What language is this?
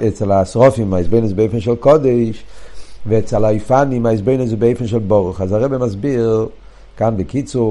Hebrew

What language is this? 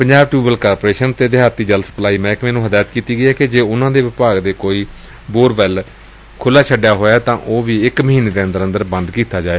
Punjabi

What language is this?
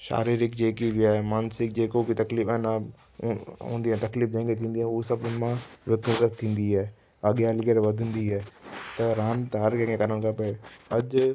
Sindhi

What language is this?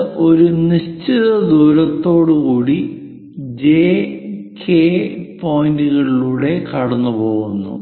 Malayalam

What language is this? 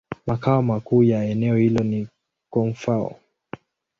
Swahili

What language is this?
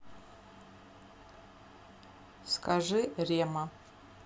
Russian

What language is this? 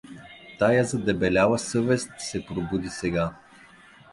Bulgarian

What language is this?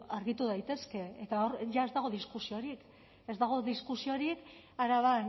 Basque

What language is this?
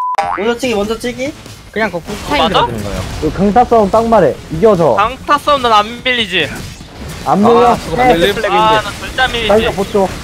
Korean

